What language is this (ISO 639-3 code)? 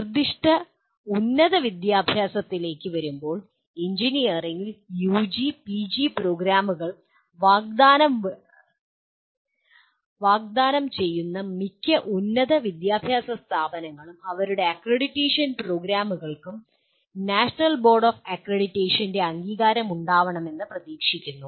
mal